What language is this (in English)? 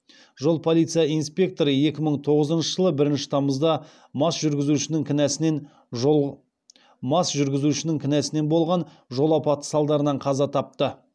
Kazakh